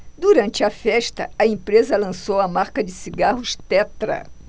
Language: Portuguese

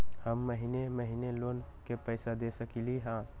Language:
Magahi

